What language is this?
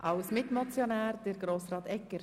Swiss German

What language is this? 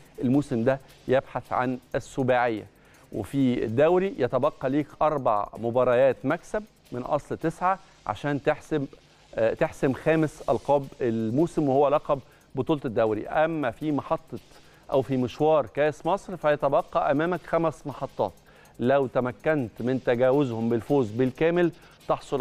Arabic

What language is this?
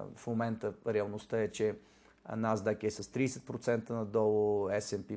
Bulgarian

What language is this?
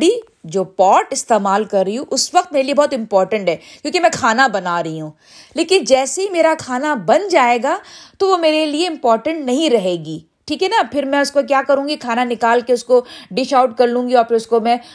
Urdu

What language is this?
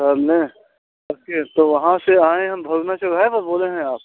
Hindi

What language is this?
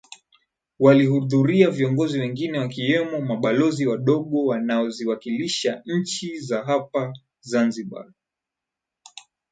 Swahili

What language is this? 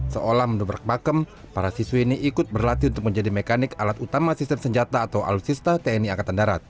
Indonesian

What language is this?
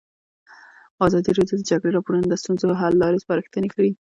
Pashto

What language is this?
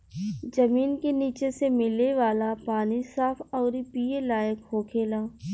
Bhojpuri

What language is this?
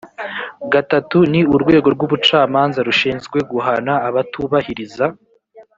Kinyarwanda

